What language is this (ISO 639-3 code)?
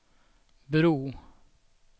swe